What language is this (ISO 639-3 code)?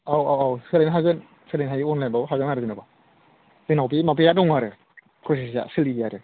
brx